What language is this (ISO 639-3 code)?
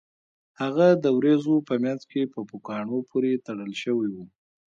pus